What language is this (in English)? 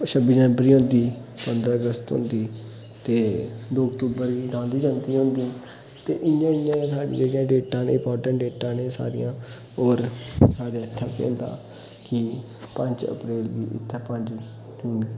Dogri